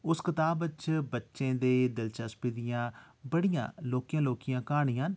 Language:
Dogri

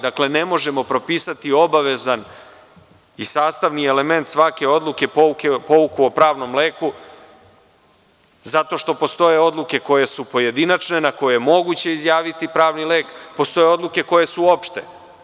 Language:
Serbian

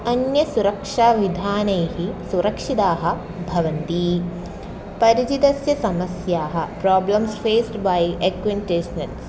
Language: Sanskrit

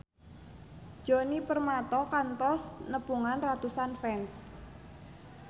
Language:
Sundanese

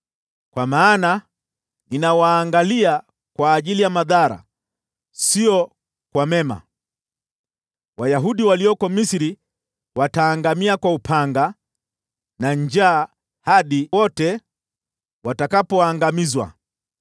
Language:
Swahili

